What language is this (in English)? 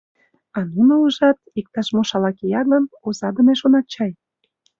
Mari